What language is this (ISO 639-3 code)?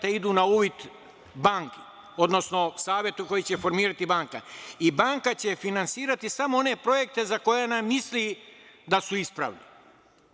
srp